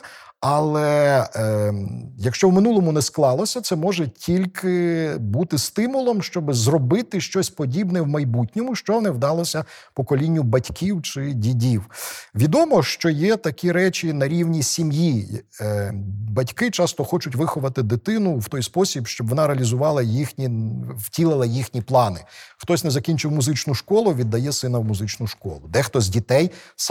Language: Ukrainian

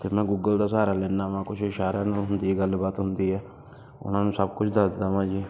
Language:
Punjabi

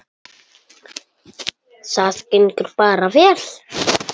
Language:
Icelandic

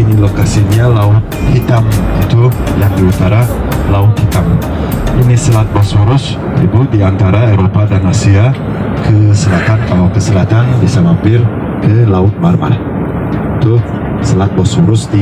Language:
Indonesian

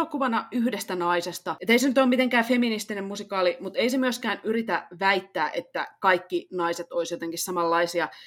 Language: Finnish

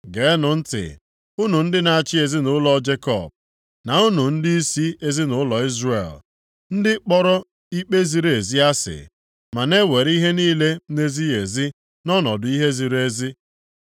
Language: Igbo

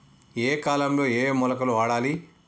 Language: Telugu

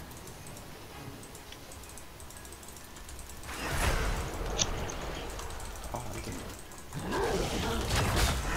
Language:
Korean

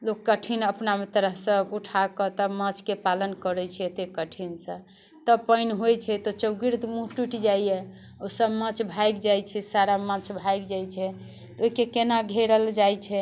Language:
Maithili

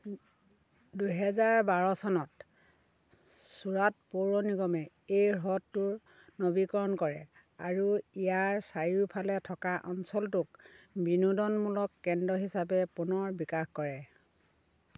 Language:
Assamese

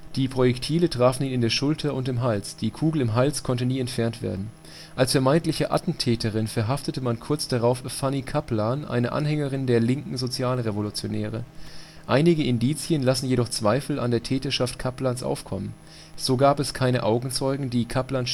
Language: German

